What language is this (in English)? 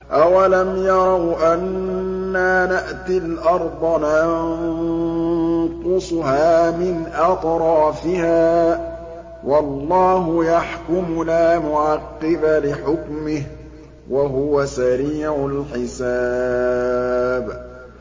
Arabic